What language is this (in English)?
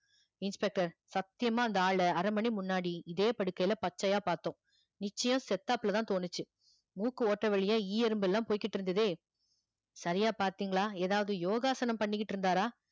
Tamil